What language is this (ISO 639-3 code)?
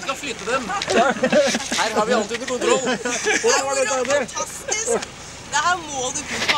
nor